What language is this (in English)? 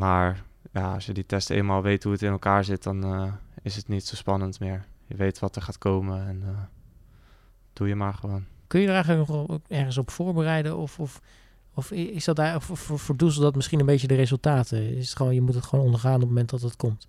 Dutch